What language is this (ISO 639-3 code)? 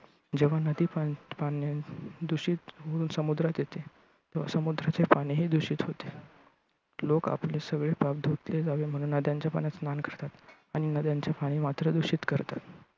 mar